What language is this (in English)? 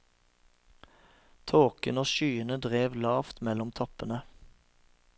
Norwegian